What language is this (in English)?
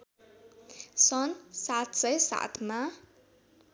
Nepali